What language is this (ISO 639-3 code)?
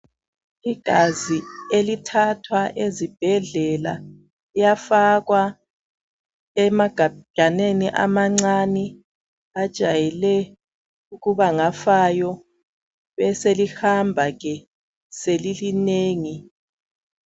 nde